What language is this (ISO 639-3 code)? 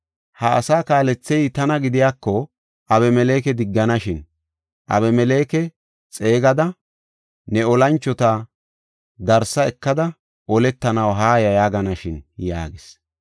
gof